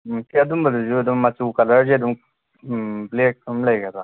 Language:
Manipuri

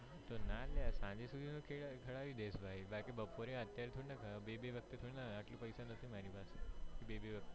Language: Gujarati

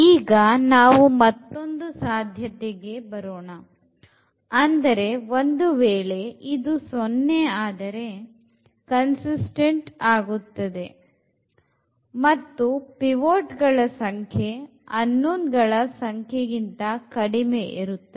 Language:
Kannada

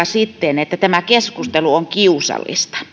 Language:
Finnish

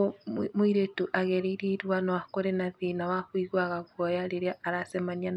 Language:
Kikuyu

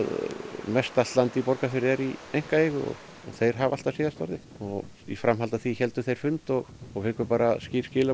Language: Icelandic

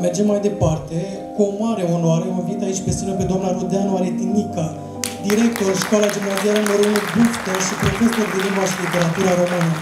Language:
Romanian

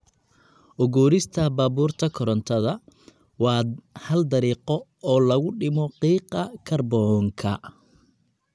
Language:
Somali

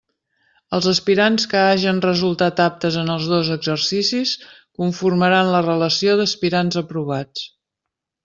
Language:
Catalan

